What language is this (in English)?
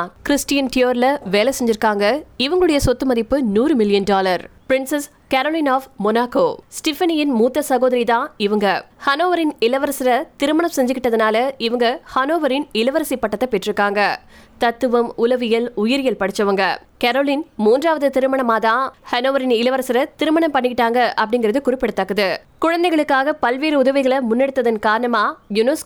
Tamil